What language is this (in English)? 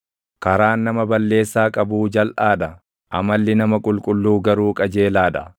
Oromo